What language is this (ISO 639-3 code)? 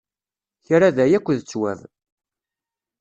kab